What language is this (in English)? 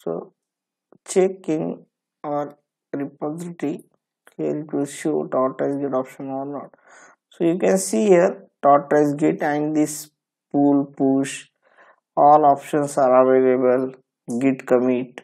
English